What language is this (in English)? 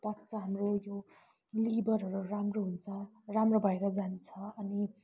Nepali